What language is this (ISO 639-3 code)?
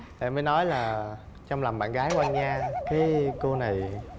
vie